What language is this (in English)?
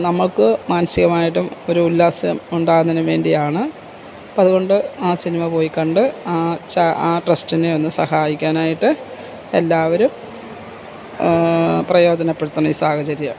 Malayalam